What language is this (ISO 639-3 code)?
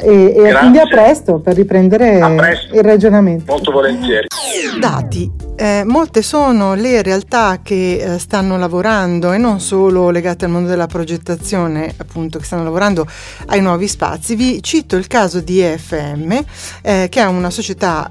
ita